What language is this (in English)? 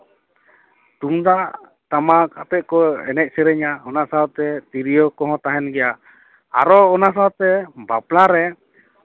Santali